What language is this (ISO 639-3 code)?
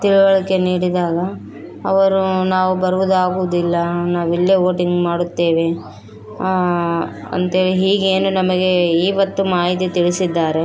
kan